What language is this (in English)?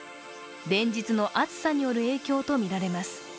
Japanese